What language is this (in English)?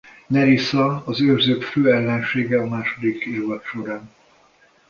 Hungarian